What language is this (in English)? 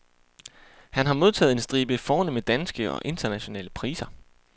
Danish